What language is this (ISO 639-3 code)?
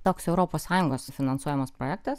lit